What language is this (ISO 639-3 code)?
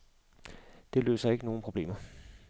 dan